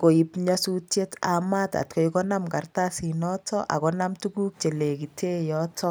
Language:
Kalenjin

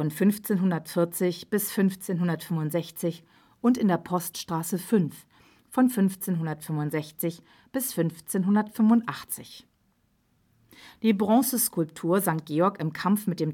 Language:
German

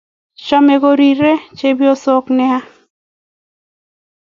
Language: Kalenjin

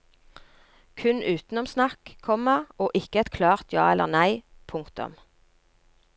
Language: Norwegian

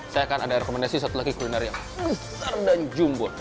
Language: Indonesian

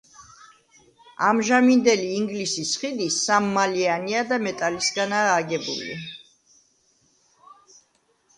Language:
Georgian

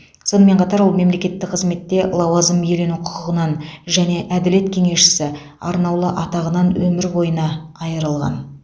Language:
Kazakh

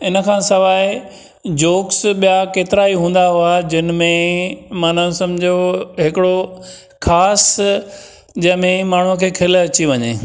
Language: Sindhi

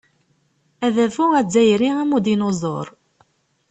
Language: Kabyle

